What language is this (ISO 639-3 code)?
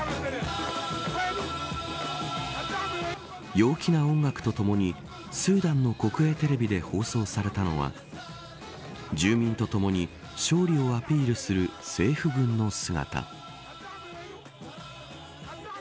jpn